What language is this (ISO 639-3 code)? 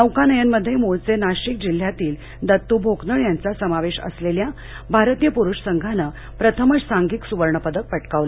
mar